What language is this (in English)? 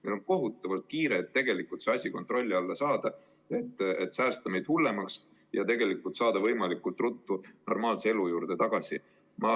Estonian